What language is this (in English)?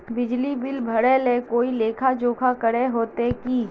Magahi